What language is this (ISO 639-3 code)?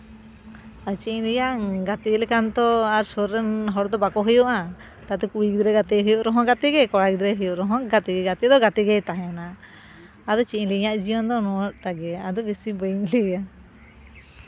sat